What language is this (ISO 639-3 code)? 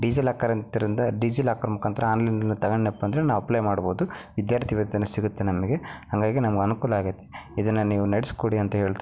kan